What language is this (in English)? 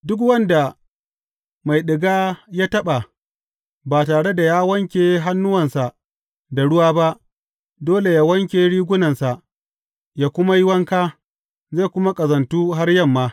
Hausa